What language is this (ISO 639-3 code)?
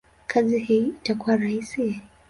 swa